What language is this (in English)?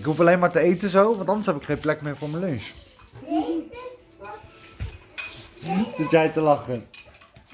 Dutch